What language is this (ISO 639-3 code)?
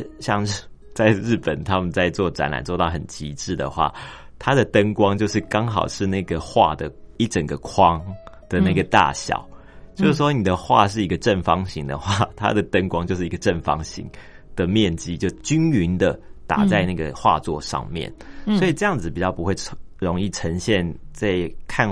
zho